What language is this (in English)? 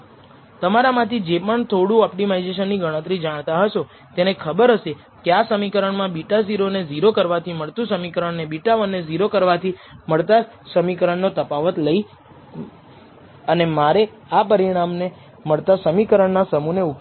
Gujarati